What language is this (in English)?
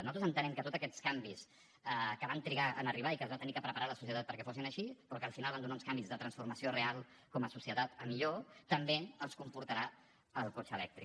Catalan